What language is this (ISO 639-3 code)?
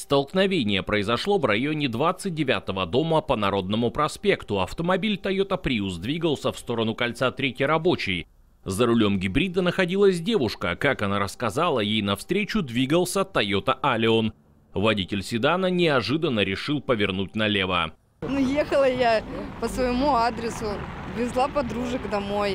rus